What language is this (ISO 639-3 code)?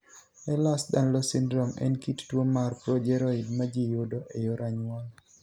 luo